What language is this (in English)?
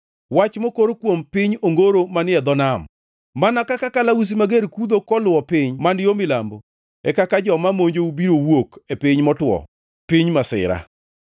Luo (Kenya and Tanzania)